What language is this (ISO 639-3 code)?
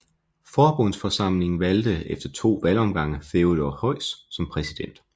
dan